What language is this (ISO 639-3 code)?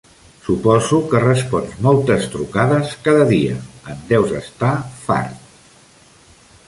cat